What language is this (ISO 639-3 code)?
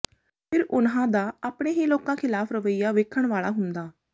pan